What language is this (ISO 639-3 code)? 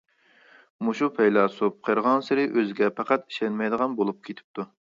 uig